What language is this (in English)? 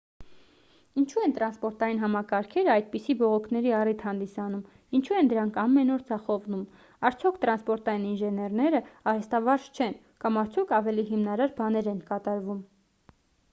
Armenian